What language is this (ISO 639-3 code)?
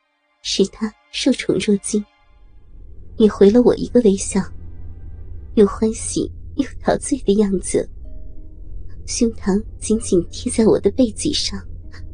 zho